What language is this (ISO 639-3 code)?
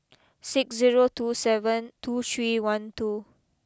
eng